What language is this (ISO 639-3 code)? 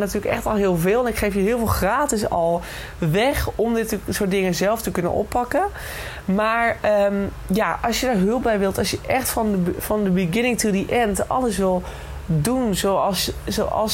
nld